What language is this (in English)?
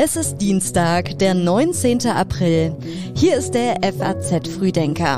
German